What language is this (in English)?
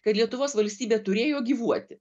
Lithuanian